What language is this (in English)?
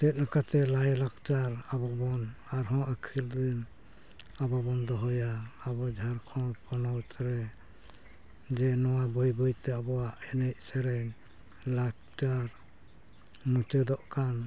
Santali